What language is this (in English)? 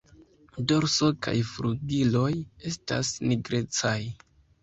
Esperanto